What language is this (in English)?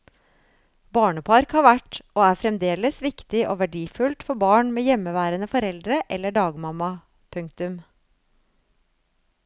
Norwegian